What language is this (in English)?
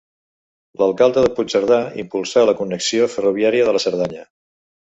Catalan